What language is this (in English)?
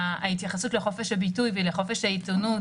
Hebrew